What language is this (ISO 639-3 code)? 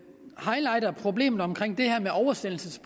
dan